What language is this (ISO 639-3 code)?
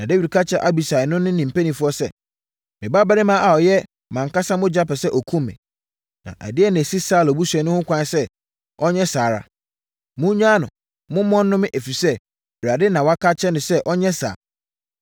aka